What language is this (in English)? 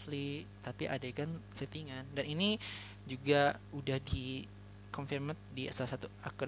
Indonesian